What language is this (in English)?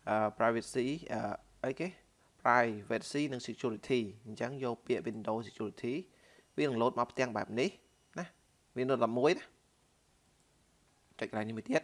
Vietnamese